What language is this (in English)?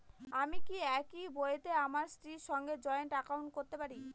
Bangla